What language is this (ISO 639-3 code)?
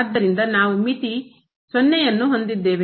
kan